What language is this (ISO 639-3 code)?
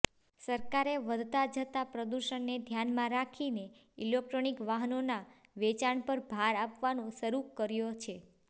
guj